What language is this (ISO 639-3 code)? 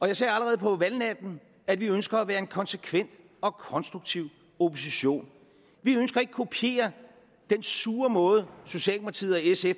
dan